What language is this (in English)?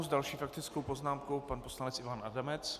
Czech